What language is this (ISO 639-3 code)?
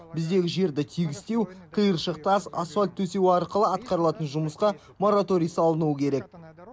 kaz